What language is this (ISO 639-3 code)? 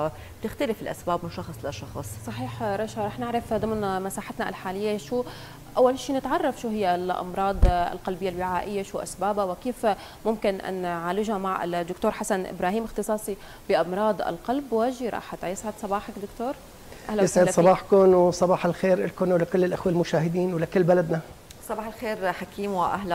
ara